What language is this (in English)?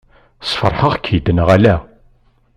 Kabyle